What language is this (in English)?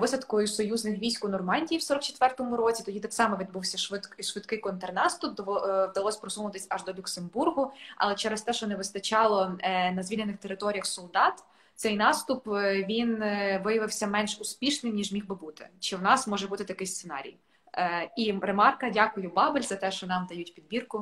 Ukrainian